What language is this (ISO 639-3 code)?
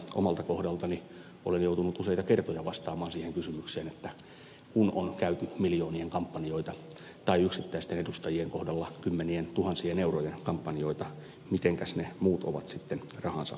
fin